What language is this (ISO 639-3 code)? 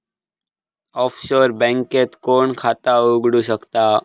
mar